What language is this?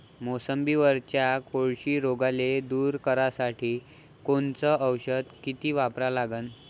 Marathi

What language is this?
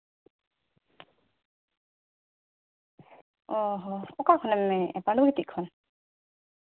Santali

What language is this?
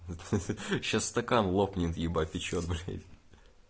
Russian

